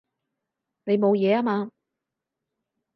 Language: Cantonese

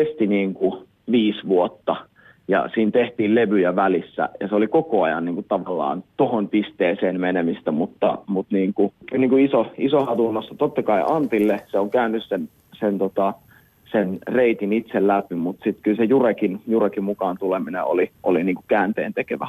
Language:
Finnish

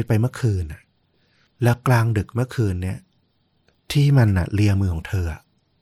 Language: Thai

